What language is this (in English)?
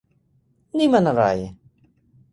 Thai